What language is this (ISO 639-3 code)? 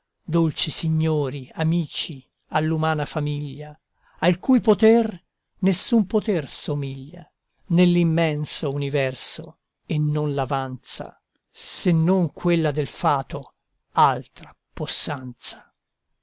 ita